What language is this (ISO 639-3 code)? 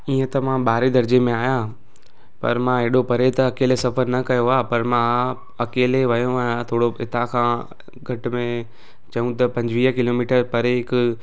snd